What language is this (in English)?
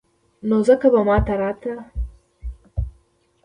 Pashto